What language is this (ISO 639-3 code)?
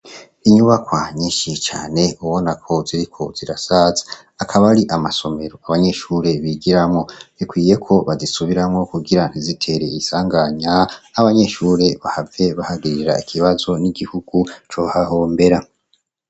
run